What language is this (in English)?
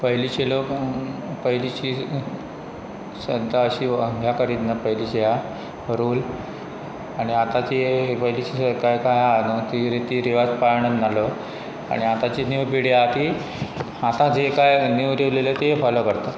Konkani